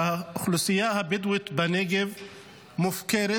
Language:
Hebrew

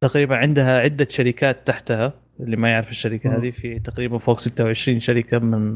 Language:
Arabic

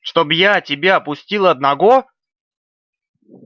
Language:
Russian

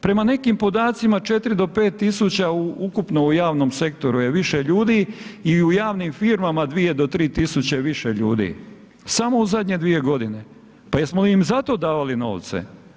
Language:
Croatian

